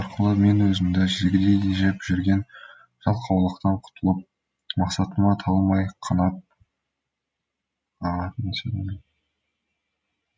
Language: Kazakh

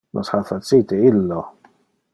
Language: Interlingua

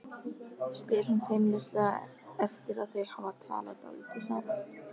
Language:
Icelandic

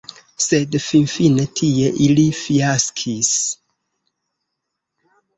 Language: Esperanto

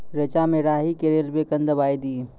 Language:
Maithili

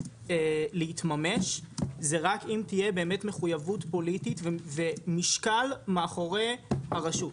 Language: Hebrew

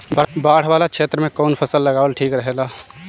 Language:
Bhojpuri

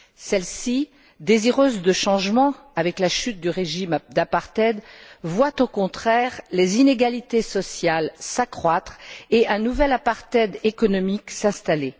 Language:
French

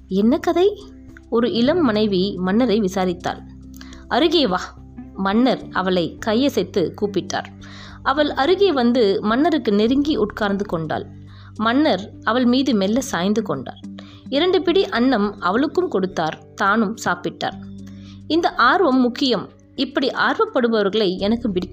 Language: Tamil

